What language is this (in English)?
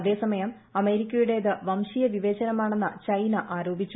Malayalam